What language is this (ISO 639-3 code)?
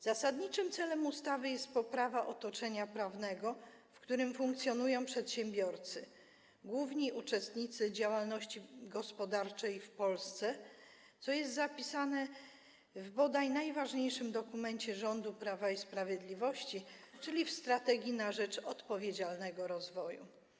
pol